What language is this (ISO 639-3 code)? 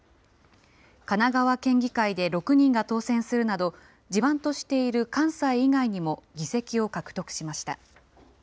jpn